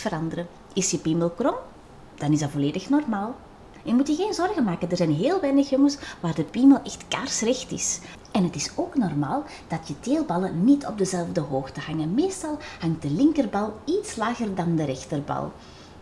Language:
Dutch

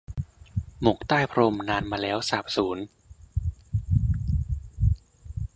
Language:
Thai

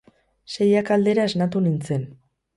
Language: Basque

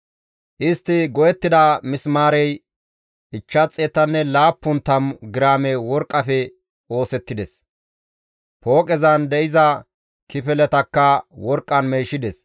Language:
Gamo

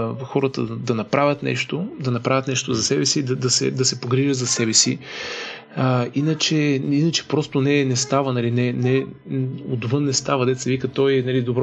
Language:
Bulgarian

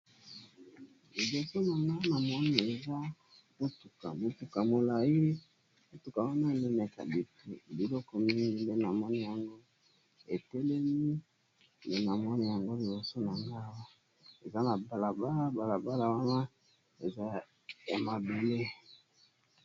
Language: Lingala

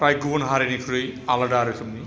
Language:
Bodo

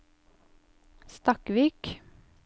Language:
Norwegian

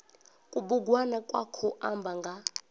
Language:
Venda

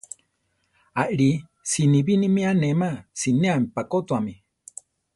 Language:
Central Tarahumara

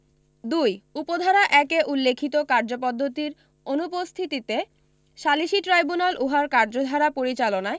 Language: Bangla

